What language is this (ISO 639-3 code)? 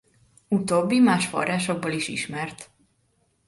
hun